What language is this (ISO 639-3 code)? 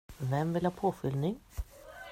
swe